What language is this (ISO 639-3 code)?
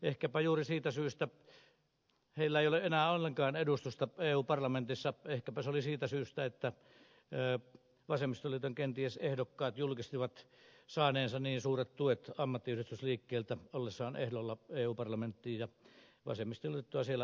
fin